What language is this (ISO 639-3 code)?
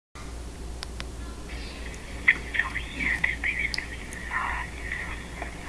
ind